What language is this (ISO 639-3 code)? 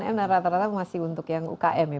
ind